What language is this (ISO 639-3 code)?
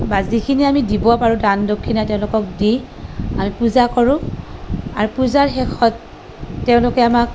asm